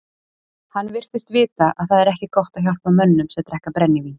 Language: Icelandic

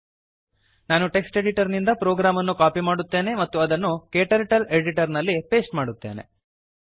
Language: Kannada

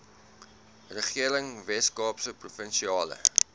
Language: Afrikaans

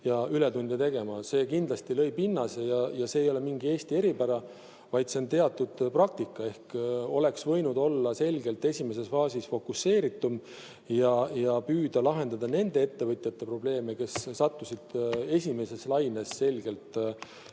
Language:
Estonian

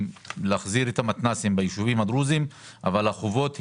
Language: Hebrew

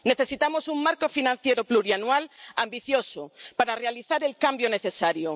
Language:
Spanish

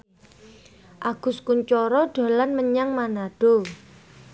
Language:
Javanese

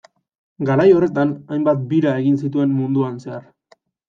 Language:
Basque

